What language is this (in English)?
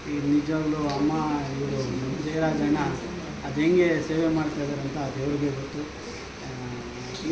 Italian